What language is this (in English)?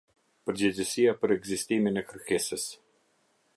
Albanian